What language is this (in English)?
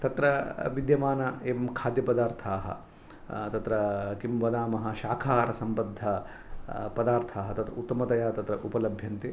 Sanskrit